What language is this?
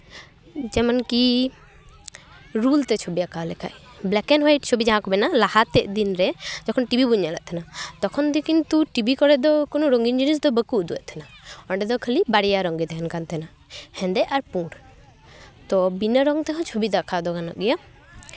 Santali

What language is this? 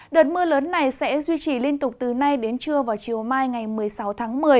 Vietnamese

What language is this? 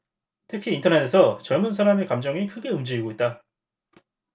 Korean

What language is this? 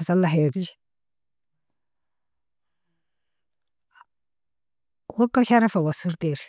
Nobiin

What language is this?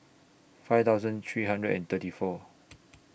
English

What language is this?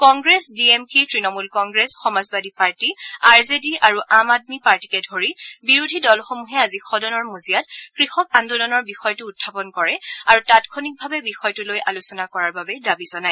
Assamese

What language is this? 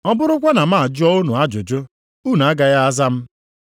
Igbo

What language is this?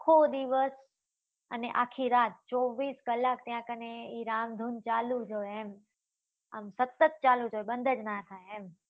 Gujarati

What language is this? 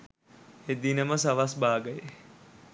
Sinhala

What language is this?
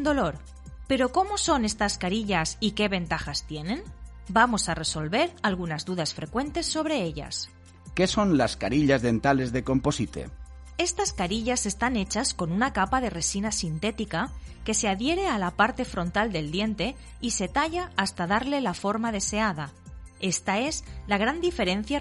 Spanish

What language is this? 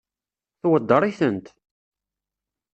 Kabyle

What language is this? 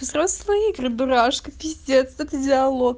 Russian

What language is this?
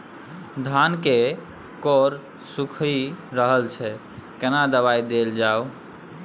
Maithili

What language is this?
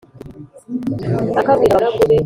Kinyarwanda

